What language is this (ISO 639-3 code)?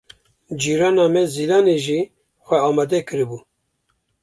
kur